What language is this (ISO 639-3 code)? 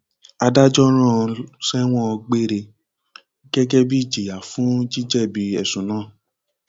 yor